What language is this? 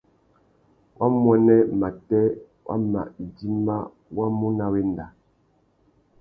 Tuki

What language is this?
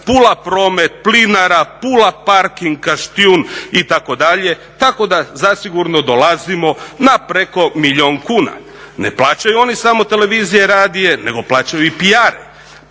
Croatian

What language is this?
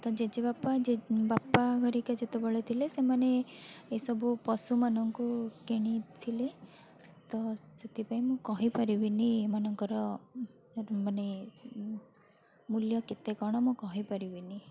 Odia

